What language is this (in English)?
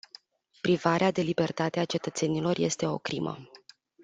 Romanian